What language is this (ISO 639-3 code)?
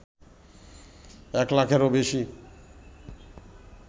ben